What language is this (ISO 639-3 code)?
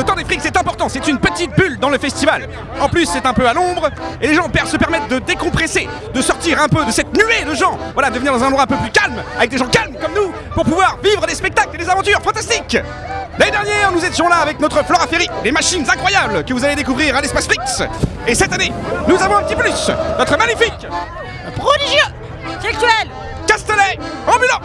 fra